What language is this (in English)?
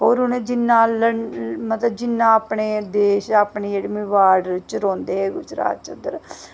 Dogri